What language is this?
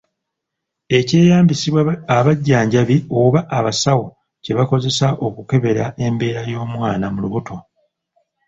Ganda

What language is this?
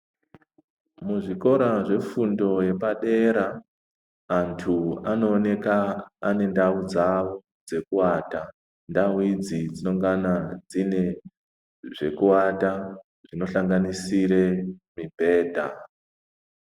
Ndau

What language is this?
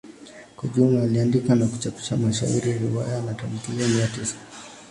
Swahili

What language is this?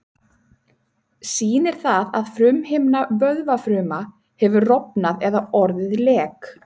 Icelandic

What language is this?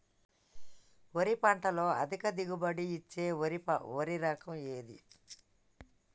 Telugu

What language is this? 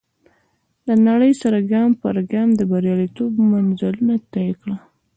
Pashto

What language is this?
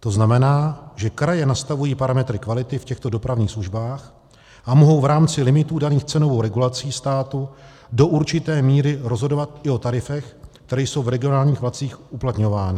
Czech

